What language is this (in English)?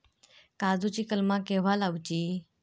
Marathi